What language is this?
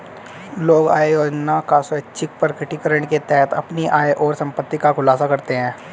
Hindi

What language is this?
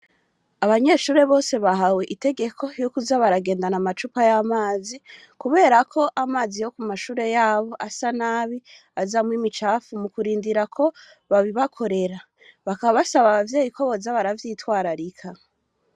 Rundi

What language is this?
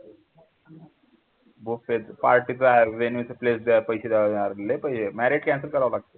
Marathi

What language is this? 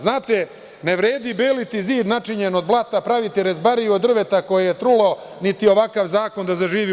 Serbian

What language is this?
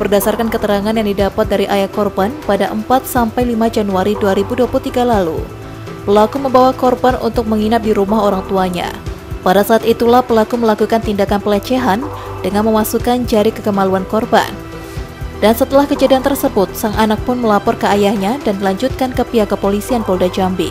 Indonesian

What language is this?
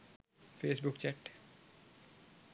Sinhala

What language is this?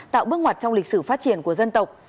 Vietnamese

